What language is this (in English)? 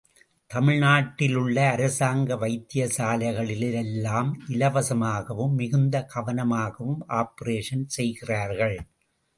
Tamil